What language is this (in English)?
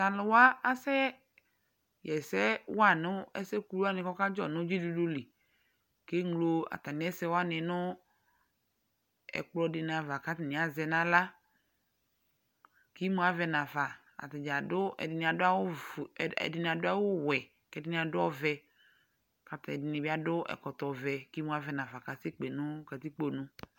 Ikposo